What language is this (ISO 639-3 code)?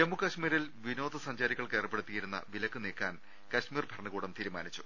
mal